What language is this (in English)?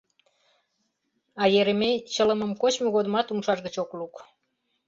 Mari